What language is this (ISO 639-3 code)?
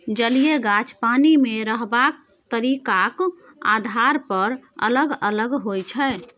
mai